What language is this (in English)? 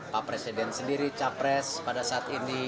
Indonesian